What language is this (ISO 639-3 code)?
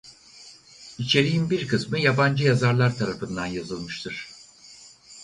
tur